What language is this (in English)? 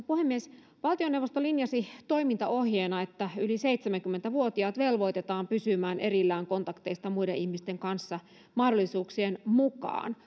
Finnish